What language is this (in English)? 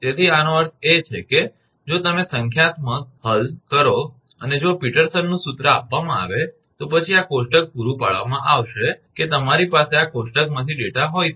Gujarati